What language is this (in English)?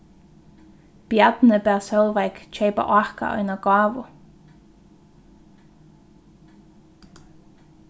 Faroese